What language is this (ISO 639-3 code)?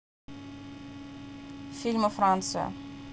rus